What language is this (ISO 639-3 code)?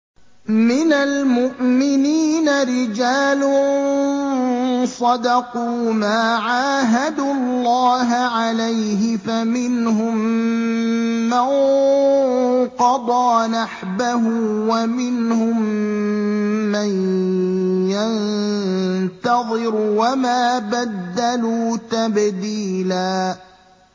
ara